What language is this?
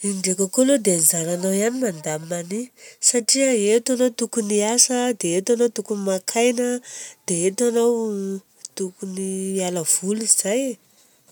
Southern Betsimisaraka Malagasy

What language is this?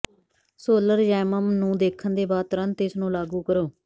Punjabi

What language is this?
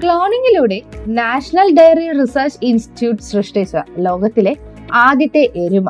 Malayalam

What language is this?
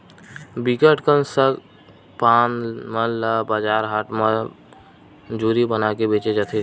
Chhattisgarhi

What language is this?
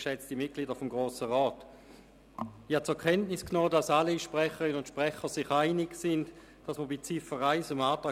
Swiss German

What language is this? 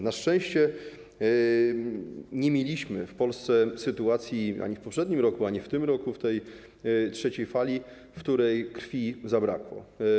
Polish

